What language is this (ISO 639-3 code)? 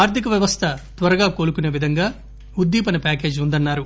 tel